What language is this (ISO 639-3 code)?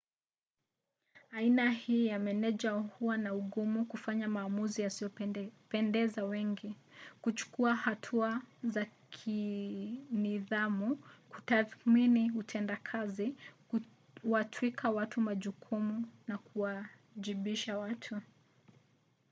swa